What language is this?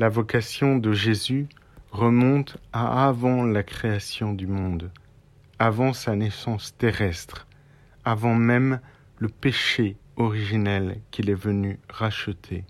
French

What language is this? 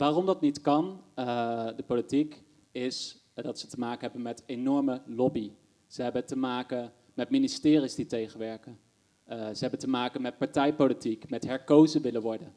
Dutch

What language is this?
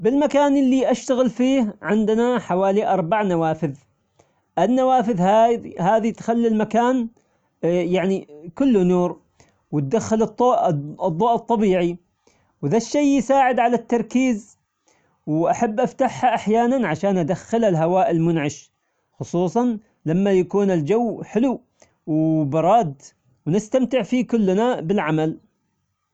Omani Arabic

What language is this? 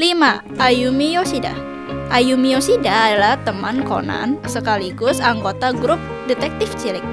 Indonesian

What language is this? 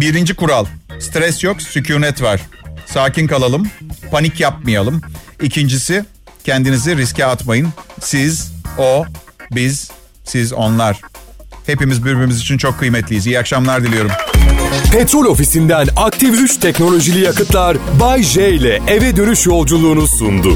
Turkish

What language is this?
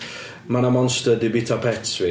Welsh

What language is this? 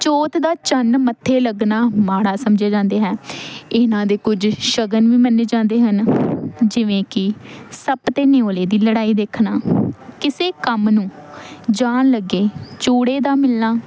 Punjabi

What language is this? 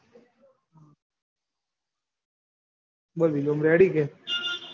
Gujarati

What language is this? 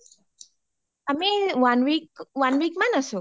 Assamese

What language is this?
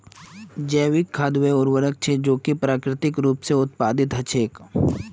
Magahi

